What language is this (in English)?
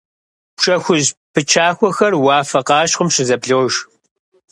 Kabardian